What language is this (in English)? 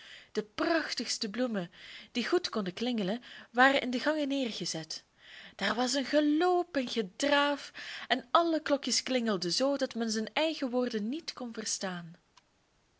Dutch